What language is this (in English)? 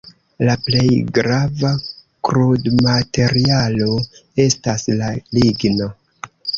Esperanto